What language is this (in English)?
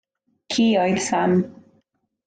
Welsh